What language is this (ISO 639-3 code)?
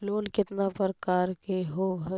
mag